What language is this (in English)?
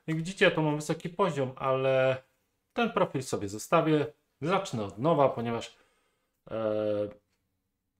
Polish